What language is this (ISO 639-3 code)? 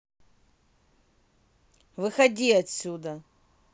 rus